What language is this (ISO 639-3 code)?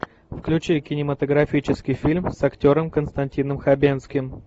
rus